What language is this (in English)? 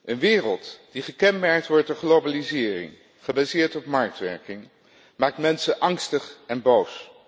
Dutch